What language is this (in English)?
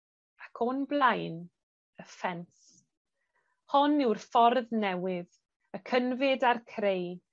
Welsh